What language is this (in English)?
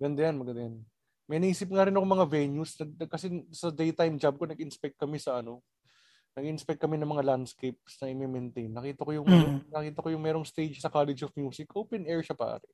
Filipino